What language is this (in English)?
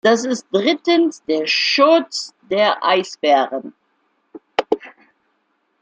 German